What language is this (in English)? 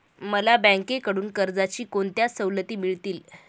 Marathi